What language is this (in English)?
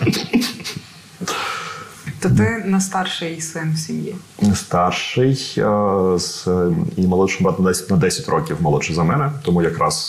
Ukrainian